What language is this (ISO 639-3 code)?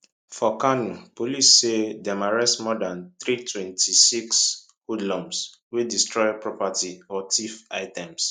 pcm